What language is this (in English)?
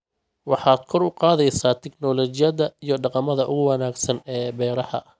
Somali